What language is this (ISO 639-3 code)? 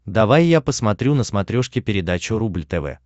rus